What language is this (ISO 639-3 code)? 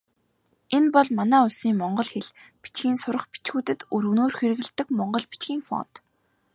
mon